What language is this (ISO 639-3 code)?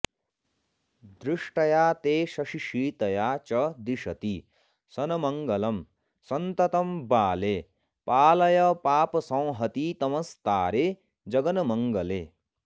san